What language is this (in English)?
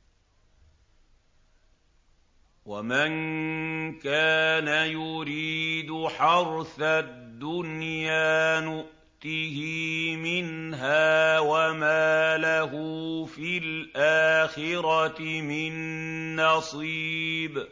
Arabic